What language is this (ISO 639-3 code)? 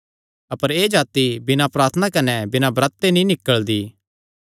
xnr